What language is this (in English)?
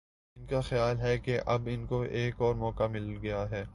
Urdu